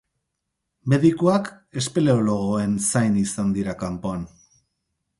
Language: Basque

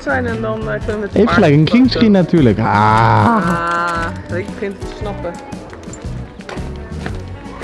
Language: Dutch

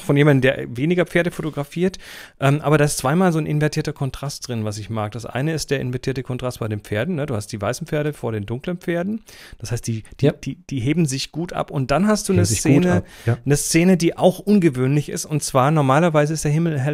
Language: German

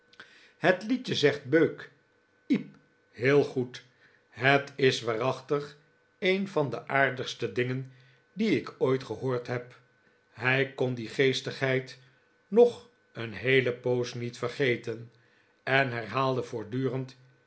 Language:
Dutch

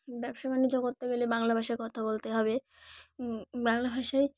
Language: Bangla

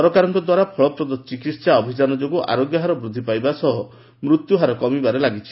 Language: Odia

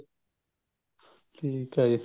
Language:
Punjabi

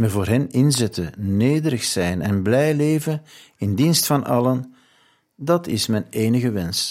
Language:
Dutch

